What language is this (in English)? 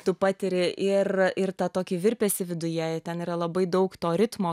Lithuanian